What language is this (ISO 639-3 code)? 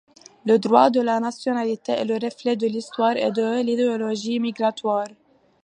fra